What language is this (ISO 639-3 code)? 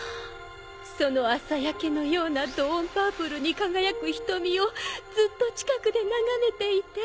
jpn